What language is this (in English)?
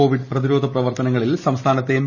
Malayalam